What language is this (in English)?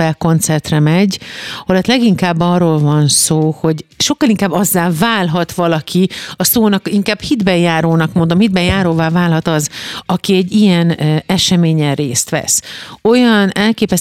Hungarian